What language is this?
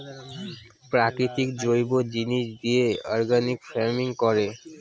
Bangla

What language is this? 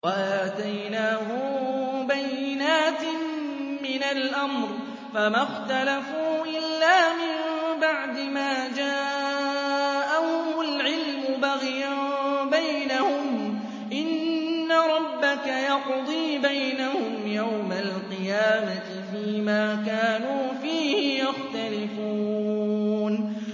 Arabic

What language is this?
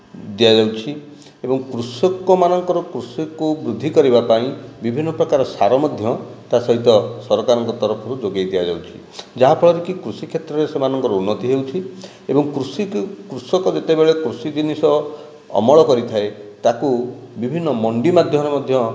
Odia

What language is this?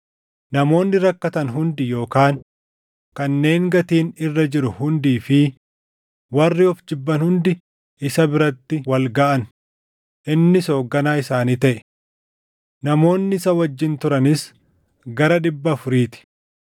Oromo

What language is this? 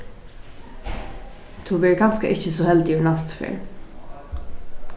Faroese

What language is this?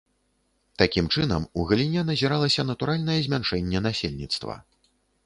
Belarusian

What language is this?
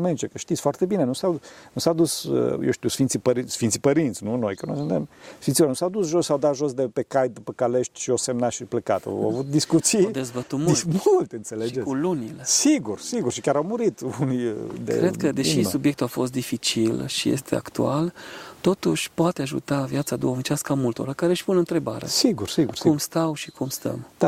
Romanian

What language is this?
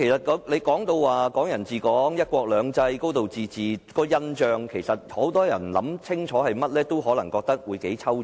Cantonese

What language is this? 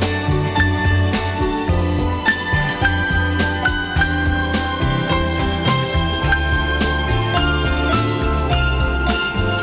Vietnamese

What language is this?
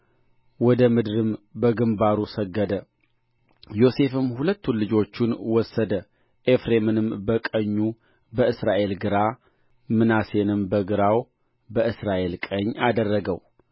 Amharic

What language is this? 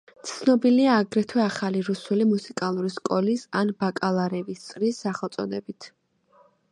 Georgian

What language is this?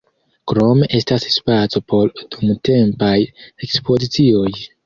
Esperanto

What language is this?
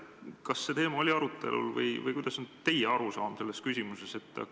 Estonian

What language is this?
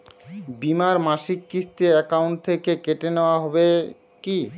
Bangla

